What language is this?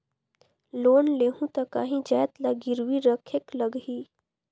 Chhattisgarhi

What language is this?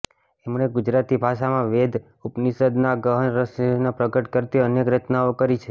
Gujarati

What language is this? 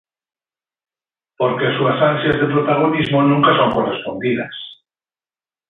Galician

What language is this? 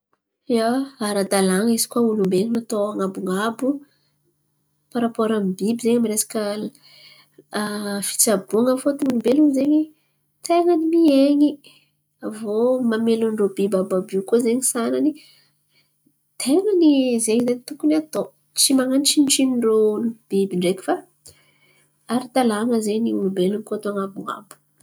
Antankarana Malagasy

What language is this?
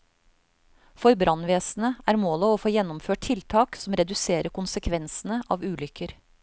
Norwegian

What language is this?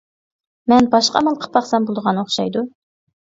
Uyghur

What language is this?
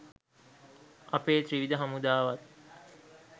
Sinhala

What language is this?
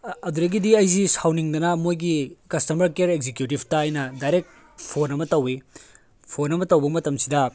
Manipuri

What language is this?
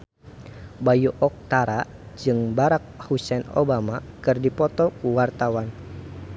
Sundanese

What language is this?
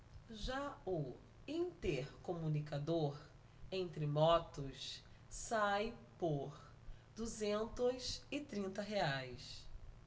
Portuguese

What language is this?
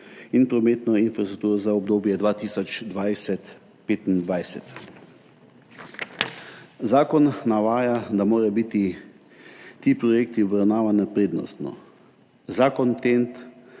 Slovenian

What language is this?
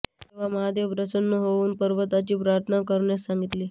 Marathi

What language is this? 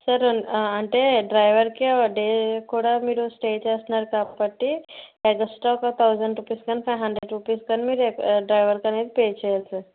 Telugu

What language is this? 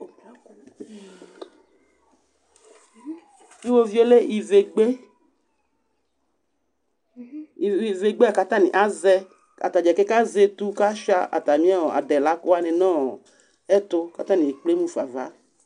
Ikposo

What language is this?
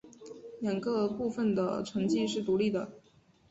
Chinese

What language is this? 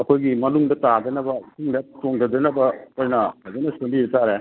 Manipuri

